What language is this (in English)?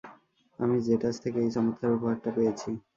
Bangla